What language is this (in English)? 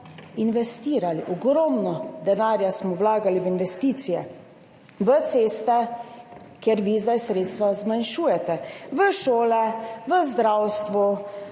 Slovenian